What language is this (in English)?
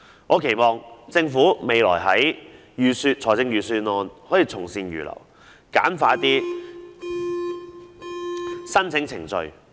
Cantonese